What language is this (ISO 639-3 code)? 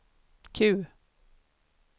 swe